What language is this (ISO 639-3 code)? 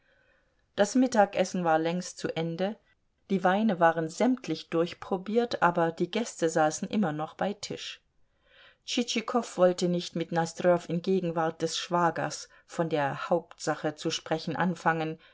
deu